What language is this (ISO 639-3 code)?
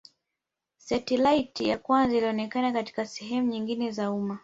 swa